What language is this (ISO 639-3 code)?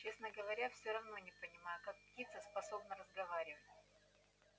rus